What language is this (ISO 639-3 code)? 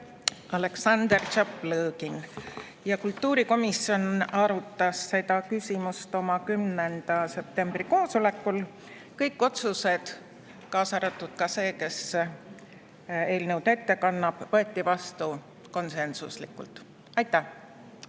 est